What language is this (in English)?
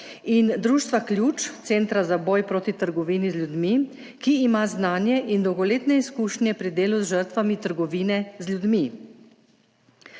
Slovenian